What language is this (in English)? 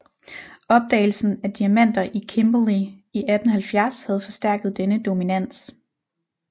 Danish